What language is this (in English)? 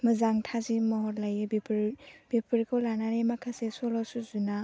Bodo